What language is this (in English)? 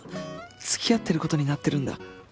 Japanese